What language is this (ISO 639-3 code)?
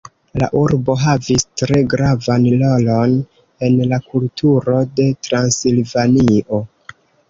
epo